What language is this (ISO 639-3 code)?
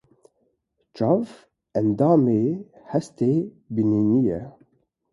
kur